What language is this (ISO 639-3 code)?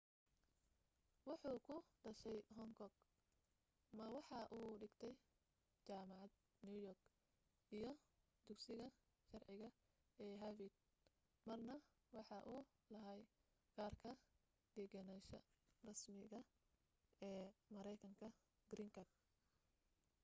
som